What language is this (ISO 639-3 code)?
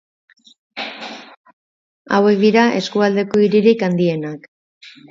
eus